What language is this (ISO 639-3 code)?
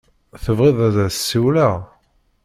kab